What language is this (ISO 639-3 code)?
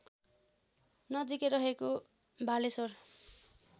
nep